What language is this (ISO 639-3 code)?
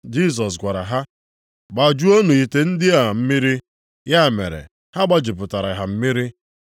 ibo